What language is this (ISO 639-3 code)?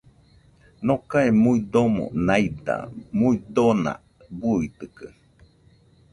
hux